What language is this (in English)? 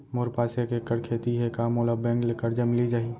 Chhattisgarhi